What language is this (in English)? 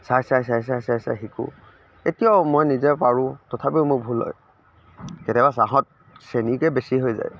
Assamese